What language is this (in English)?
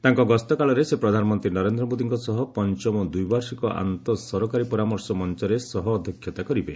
Odia